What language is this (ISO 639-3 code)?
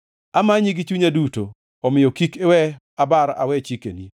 luo